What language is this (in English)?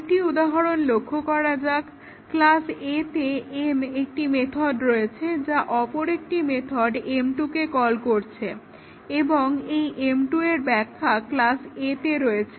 Bangla